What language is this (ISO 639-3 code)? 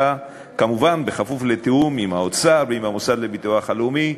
heb